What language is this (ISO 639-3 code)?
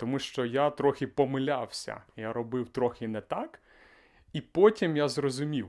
ukr